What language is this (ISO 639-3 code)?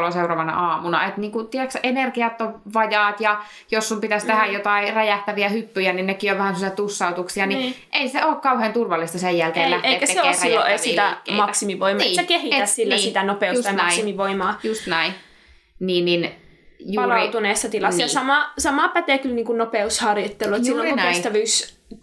fin